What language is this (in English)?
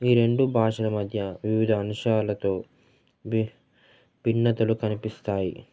Telugu